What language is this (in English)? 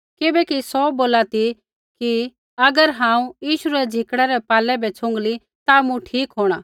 Kullu Pahari